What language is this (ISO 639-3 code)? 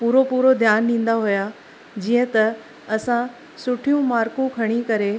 snd